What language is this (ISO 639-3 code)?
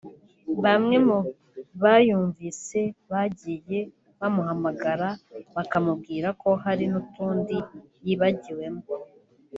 kin